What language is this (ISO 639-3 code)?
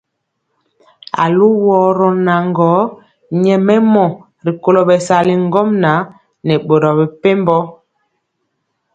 mcx